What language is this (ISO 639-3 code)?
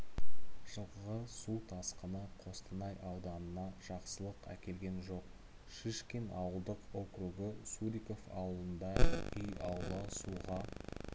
kaz